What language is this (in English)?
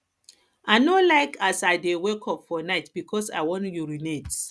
Nigerian Pidgin